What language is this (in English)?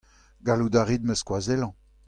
Breton